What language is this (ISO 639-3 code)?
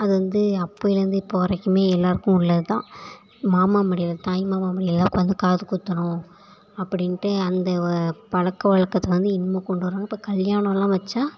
tam